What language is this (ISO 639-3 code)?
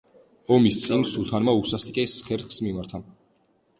kat